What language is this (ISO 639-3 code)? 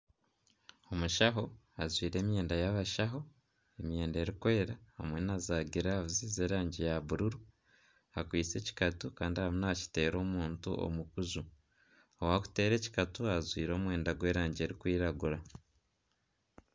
nyn